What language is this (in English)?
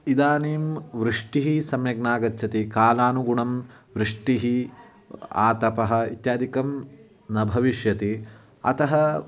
Sanskrit